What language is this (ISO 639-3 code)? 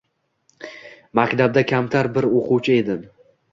uzb